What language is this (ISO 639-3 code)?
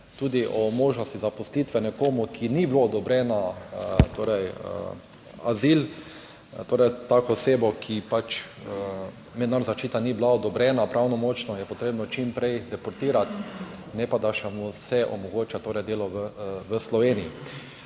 slv